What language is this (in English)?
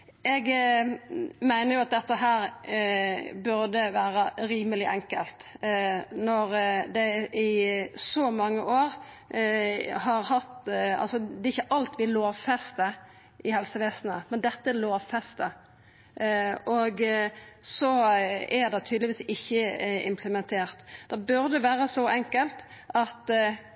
Norwegian Nynorsk